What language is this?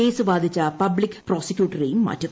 Malayalam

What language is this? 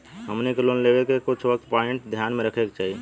Bhojpuri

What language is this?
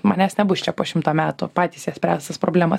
Lithuanian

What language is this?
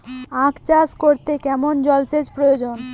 Bangla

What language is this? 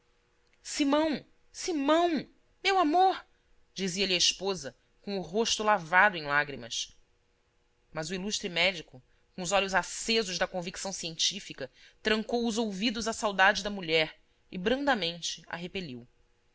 Portuguese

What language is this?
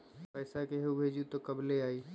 Magahi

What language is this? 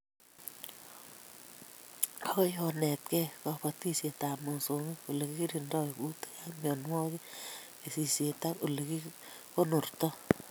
Kalenjin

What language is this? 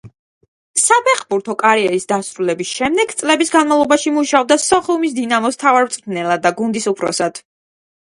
Georgian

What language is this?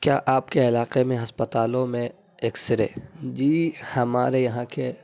Urdu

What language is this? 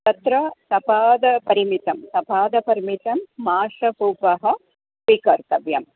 Sanskrit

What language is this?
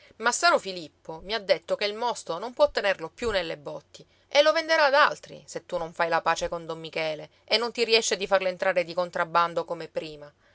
Italian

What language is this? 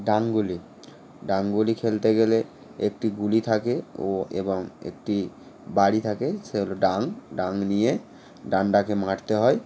Bangla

